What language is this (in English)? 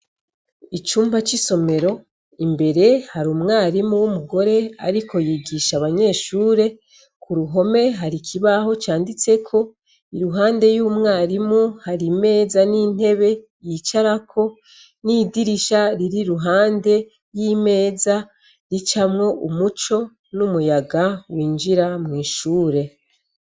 Rundi